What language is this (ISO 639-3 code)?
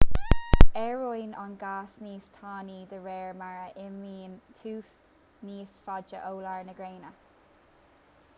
gle